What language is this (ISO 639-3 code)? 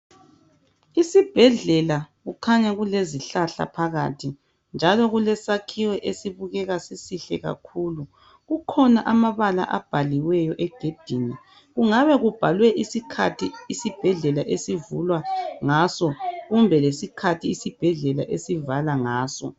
nde